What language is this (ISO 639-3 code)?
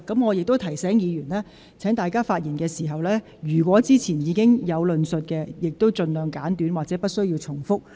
yue